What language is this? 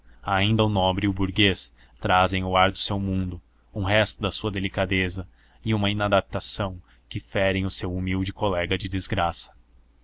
Portuguese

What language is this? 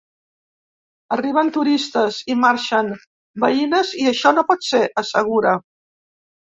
Catalan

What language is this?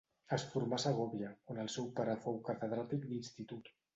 Catalan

